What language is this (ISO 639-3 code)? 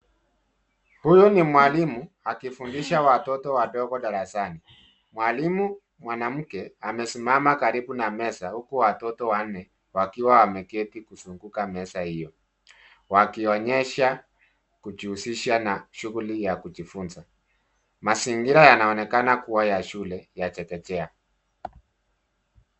swa